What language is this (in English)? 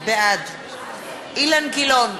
Hebrew